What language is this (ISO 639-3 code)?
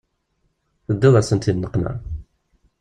kab